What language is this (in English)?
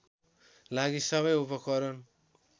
Nepali